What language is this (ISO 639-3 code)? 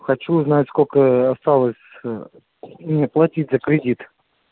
rus